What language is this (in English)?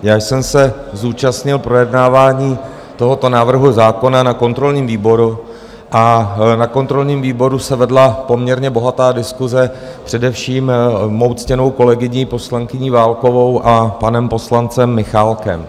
Czech